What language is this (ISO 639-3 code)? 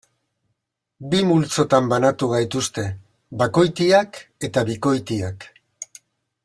eus